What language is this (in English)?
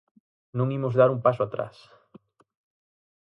Galician